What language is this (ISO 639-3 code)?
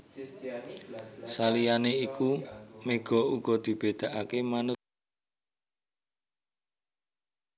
jav